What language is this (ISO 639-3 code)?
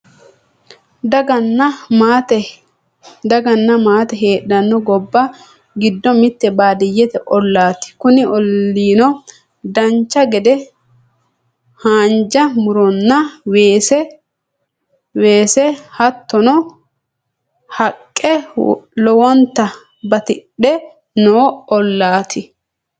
sid